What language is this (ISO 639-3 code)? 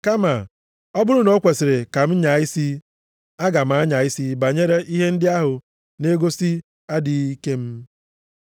ibo